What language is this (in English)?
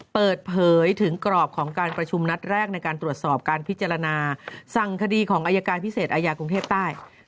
Thai